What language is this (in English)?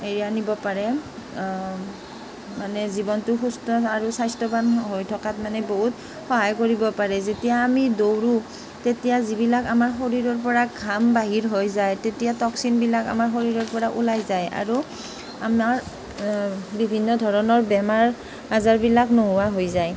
Assamese